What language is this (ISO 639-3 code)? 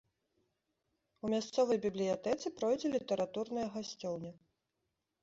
bel